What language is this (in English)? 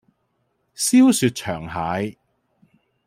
Cantonese